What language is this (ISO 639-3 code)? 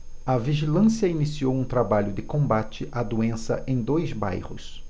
por